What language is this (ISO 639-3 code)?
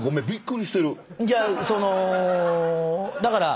jpn